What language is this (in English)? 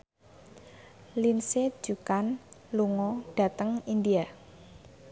Javanese